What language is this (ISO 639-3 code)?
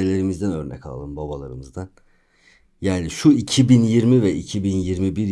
tur